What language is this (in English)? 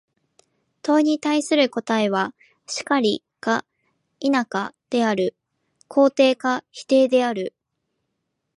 Japanese